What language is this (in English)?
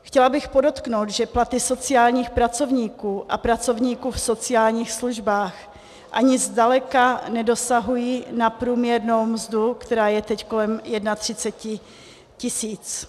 Czech